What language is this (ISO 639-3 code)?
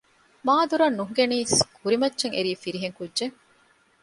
div